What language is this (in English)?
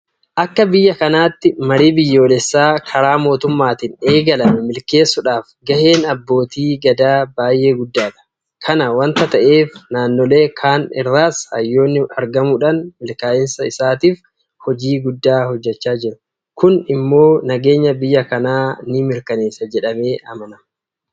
Oromo